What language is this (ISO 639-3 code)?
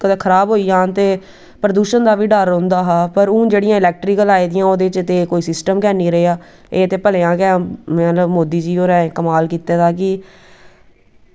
doi